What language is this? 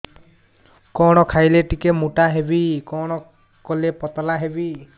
Odia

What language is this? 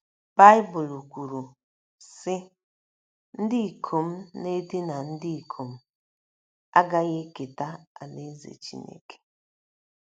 Igbo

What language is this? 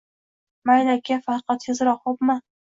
Uzbek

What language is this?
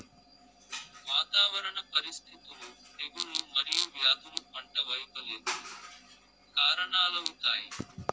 Telugu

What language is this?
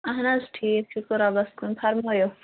Kashmiri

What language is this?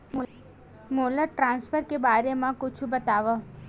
Chhattisgarhi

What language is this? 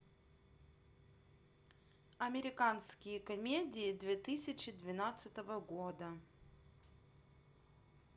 Russian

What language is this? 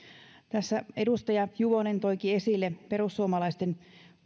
Finnish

